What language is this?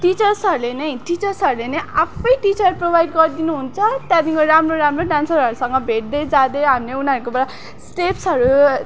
Nepali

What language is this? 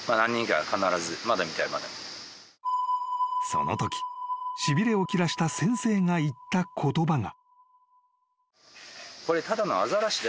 Japanese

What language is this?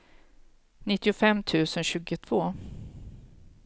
Swedish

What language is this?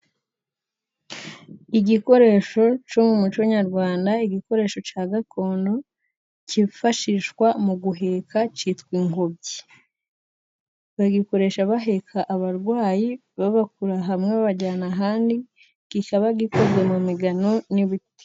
Kinyarwanda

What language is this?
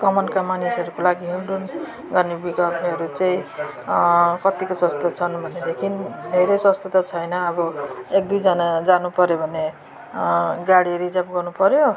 Nepali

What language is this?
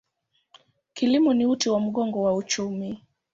Swahili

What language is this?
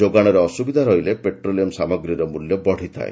Odia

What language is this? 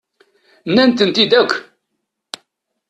Kabyle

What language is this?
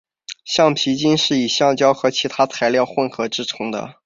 Chinese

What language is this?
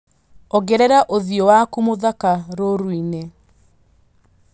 Kikuyu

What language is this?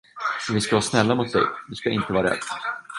Swedish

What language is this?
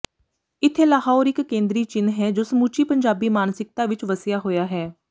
Punjabi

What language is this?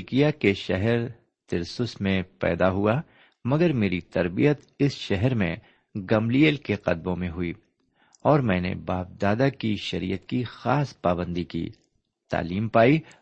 Urdu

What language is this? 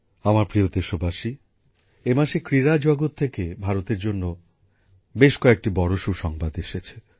Bangla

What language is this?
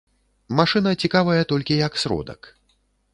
Belarusian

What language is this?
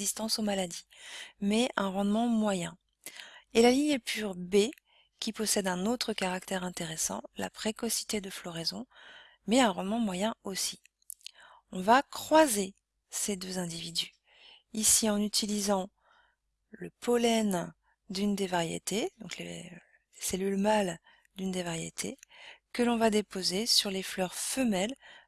French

